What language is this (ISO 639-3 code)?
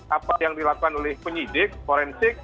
ind